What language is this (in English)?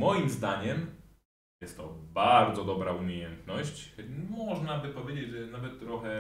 Polish